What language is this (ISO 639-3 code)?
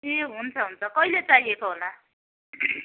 nep